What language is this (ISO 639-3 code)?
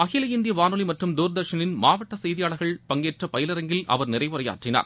tam